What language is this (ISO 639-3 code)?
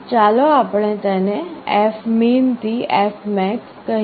guj